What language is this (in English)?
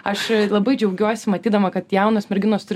Lithuanian